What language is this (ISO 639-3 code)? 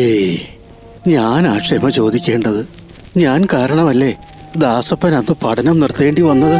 mal